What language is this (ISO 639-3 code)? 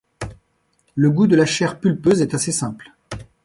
fra